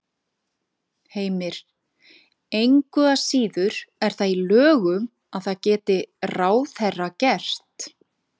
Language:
Icelandic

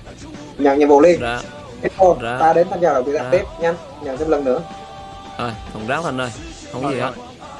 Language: Vietnamese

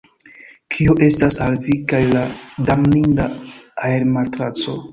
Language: Esperanto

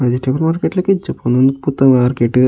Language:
Tulu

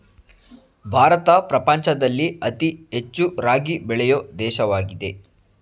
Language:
Kannada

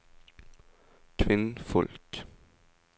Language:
Norwegian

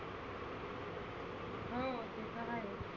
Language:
Marathi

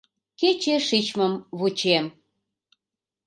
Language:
Mari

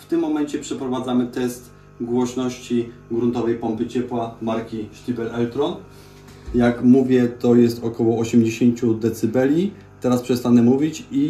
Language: Polish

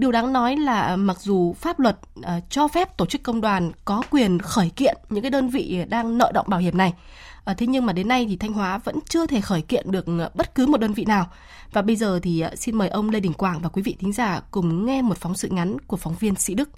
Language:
Vietnamese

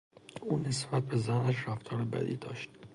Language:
Persian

